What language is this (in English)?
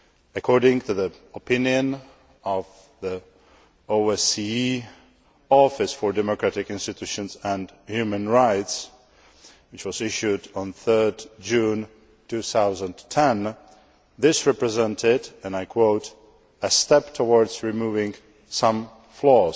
English